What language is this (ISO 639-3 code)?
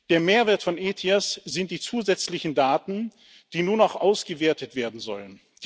deu